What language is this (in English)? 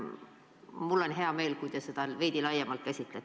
Estonian